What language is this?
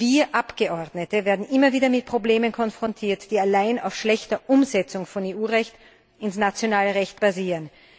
German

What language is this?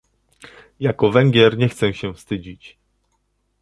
Polish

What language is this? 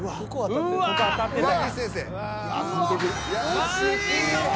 Japanese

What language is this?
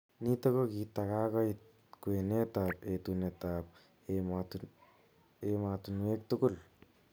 Kalenjin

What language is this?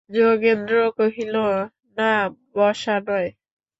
Bangla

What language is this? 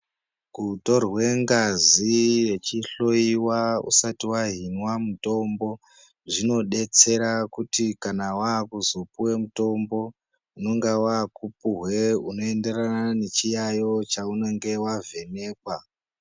Ndau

